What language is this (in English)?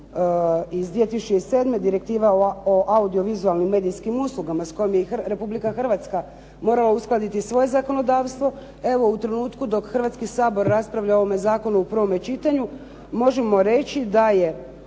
Croatian